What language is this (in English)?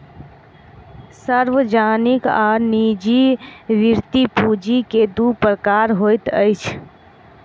Maithili